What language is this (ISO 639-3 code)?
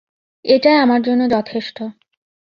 ben